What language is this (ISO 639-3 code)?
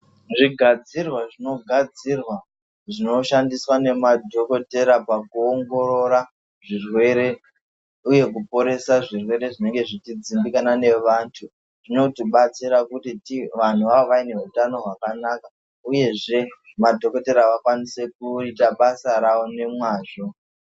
ndc